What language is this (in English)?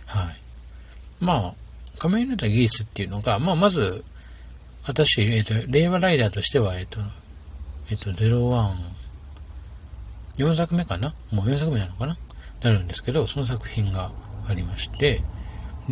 Japanese